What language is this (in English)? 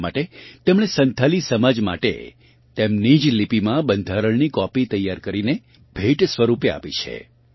Gujarati